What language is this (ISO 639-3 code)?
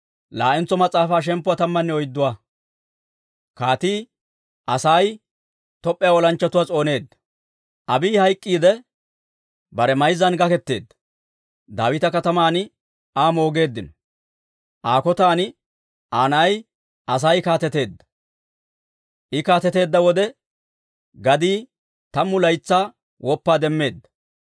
dwr